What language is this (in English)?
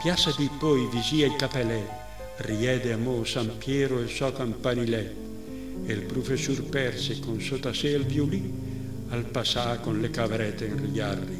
Italian